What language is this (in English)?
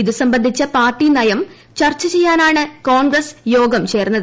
Malayalam